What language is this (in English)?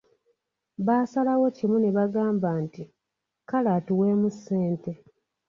Ganda